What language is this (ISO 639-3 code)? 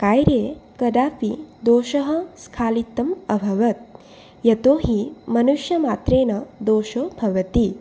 san